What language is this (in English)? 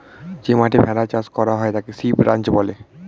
Bangla